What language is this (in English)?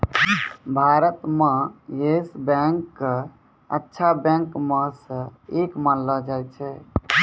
Maithili